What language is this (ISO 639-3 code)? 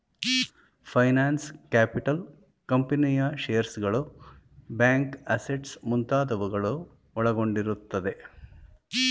kan